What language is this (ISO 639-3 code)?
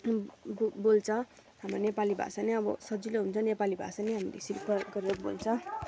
nep